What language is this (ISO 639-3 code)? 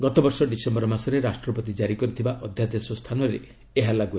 ori